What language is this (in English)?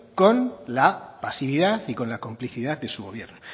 Spanish